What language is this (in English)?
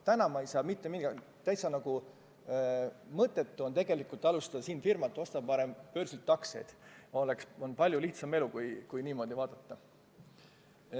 Estonian